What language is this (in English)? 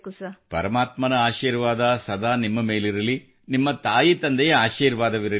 Kannada